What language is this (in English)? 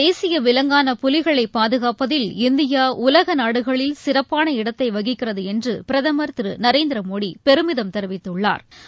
Tamil